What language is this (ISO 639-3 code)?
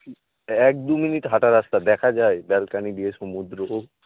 ben